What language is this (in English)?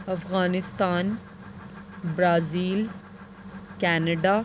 Urdu